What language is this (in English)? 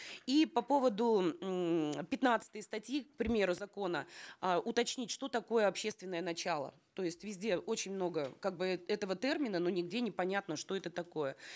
Kazakh